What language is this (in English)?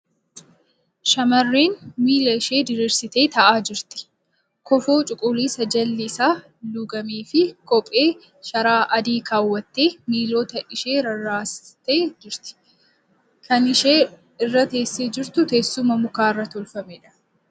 Oromo